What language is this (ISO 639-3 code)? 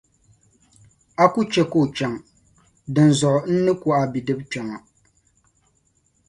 dag